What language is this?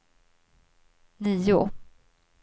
Swedish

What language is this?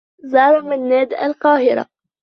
Arabic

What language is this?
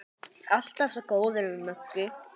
Icelandic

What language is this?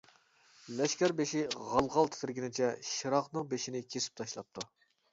Uyghur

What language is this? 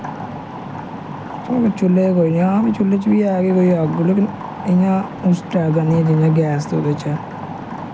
Dogri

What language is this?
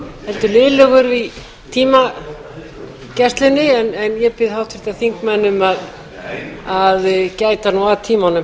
Icelandic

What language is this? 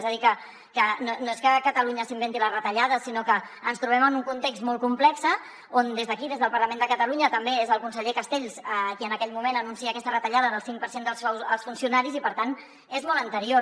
Catalan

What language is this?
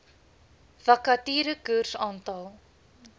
Afrikaans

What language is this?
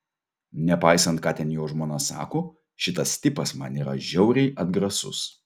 Lithuanian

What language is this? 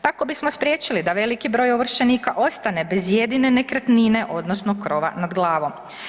Croatian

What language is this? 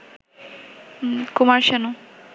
Bangla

